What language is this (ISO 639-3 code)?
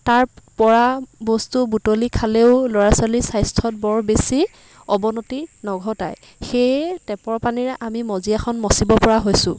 asm